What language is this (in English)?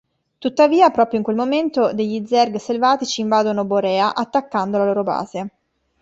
Italian